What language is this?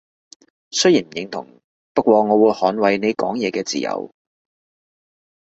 Cantonese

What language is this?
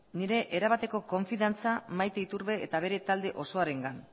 Basque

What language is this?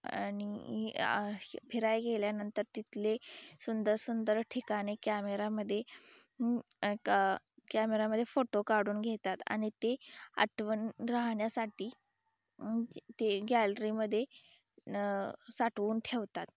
Marathi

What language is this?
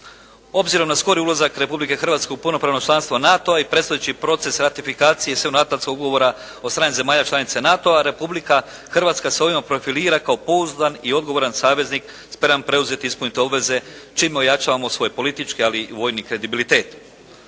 Croatian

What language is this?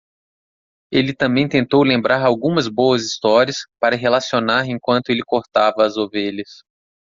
Portuguese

